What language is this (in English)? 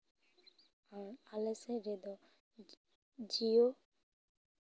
Santali